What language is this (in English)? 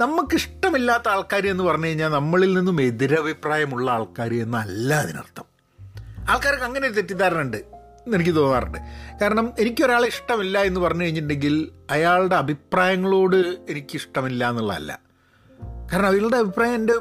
Malayalam